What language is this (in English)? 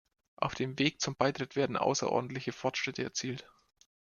German